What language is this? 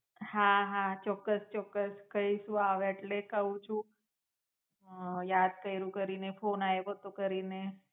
Gujarati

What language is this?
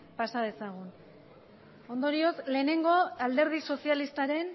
Basque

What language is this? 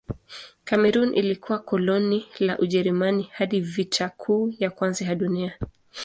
Swahili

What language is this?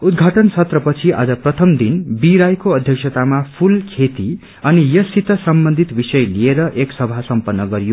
Nepali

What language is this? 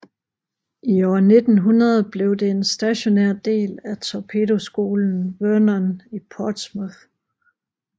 Danish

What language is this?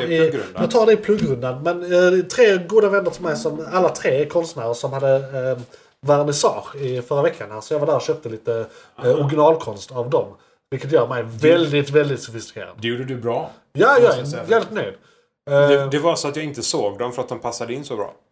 Swedish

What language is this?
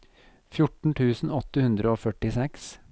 Norwegian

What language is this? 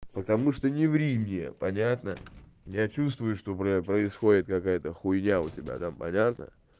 Russian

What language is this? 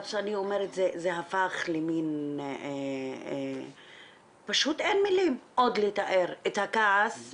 Hebrew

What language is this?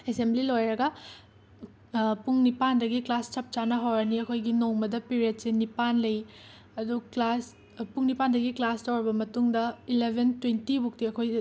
Manipuri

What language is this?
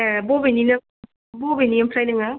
Bodo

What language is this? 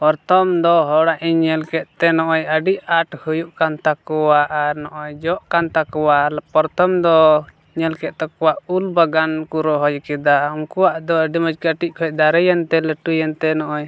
Santali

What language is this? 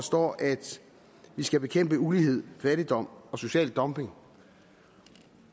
Danish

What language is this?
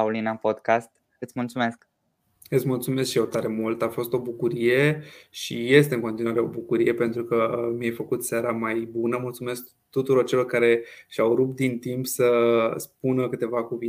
Romanian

